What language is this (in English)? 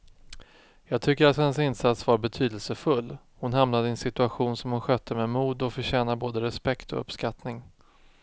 Swedish